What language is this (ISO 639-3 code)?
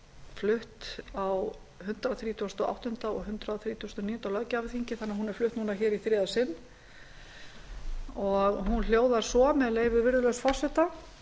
isl